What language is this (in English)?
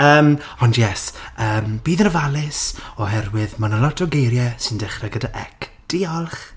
Welsh